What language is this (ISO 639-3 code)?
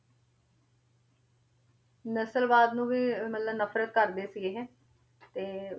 pan